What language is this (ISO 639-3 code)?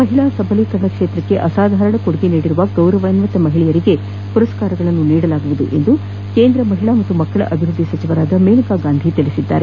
kan